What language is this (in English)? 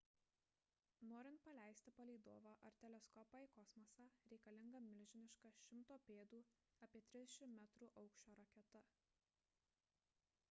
Lithuanian